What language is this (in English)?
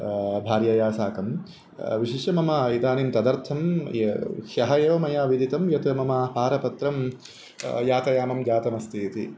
Sanskrit